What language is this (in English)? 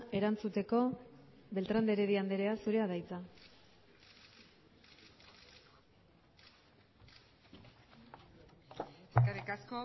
Basque